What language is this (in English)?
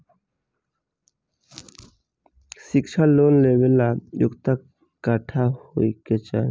Bhojpuri